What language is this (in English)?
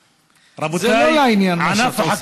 Hebrew